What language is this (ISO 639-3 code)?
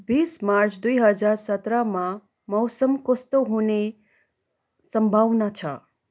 nep